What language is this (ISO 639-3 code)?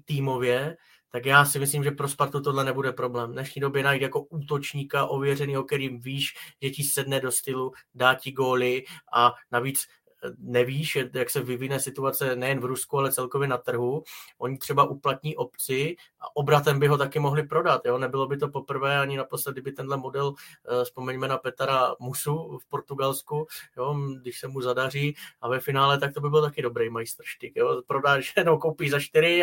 ces